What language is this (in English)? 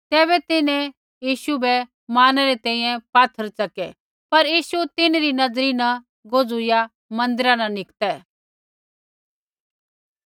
Kullu Pahari